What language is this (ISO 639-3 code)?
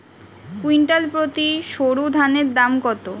ben